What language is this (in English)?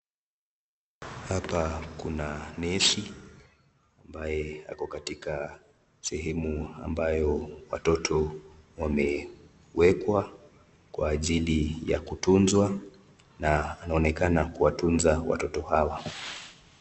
Swahili